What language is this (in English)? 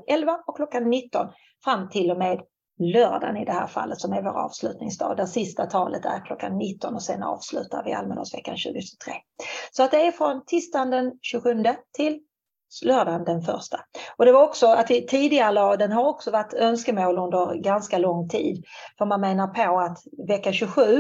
Swedish